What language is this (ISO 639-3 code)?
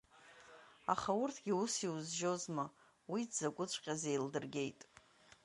abk